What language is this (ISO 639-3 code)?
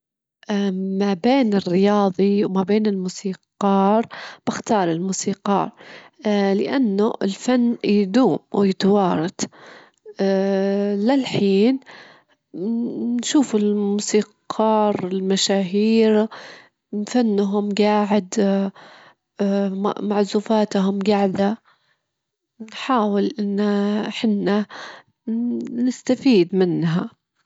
afb